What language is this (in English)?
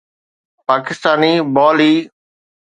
Sindhi